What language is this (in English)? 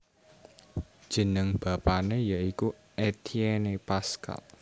Javanese